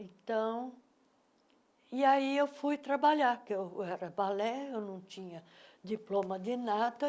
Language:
Portuguese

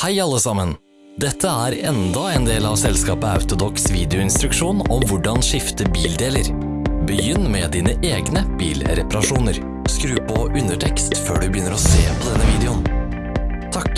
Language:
Norwegian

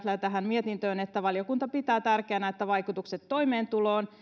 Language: Finnish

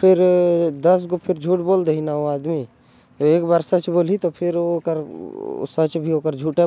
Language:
Korwa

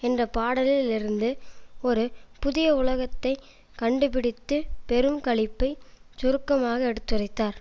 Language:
Tamil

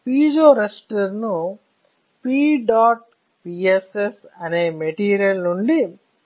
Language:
Telugu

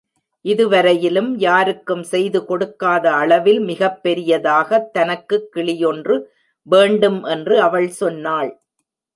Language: Tamil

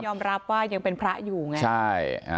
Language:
Thai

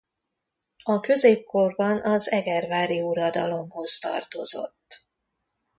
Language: Hungarian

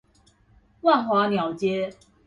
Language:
Chinese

